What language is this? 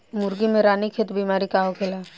Bhojpuri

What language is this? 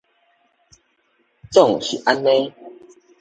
Min Nan Chinese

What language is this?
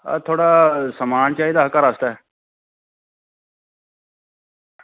Dogri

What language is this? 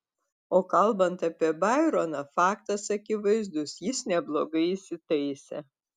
Lithuanian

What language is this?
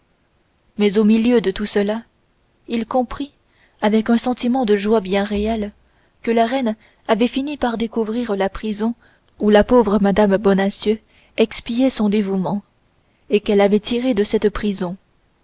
French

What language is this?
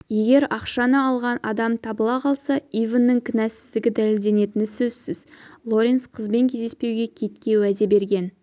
Kazakh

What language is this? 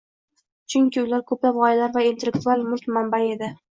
Uzbek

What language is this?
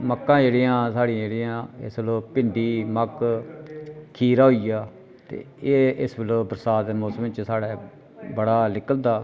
Dogri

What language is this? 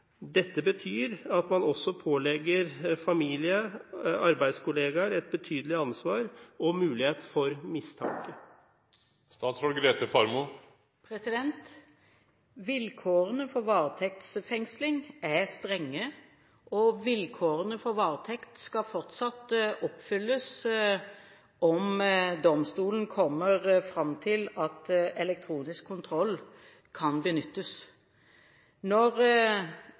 Norwegian Bokmål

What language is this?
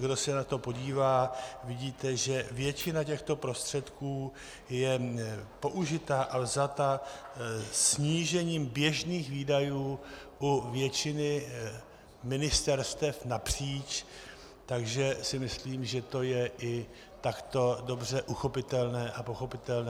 Czech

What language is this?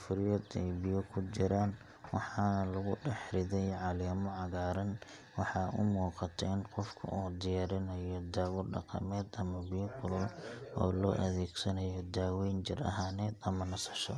Somali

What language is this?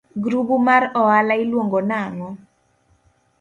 Luo (Kenya and Tanzania)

